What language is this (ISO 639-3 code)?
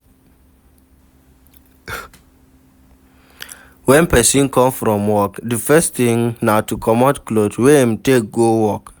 pcm